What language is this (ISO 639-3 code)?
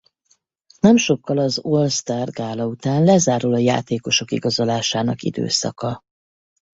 hun